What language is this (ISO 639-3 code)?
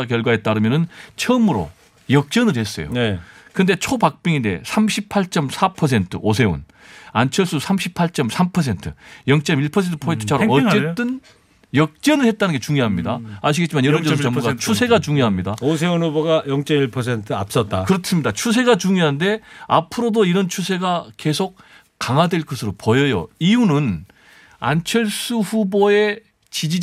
kor